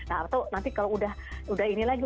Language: Indonesian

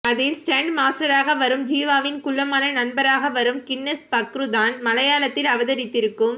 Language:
Tamil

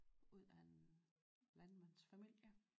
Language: Danish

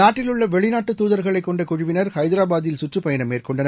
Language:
Tamil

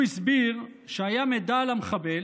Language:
Hebrew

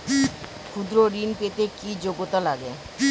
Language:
Bangla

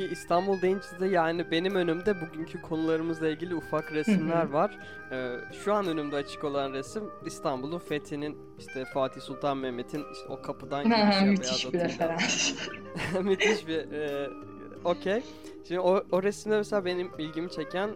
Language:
Turkish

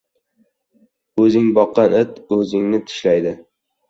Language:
Uzbek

